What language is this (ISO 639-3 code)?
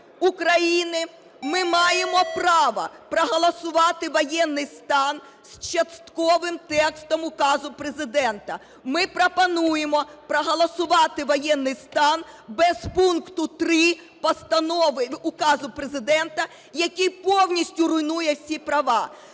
ukr